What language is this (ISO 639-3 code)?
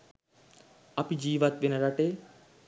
sin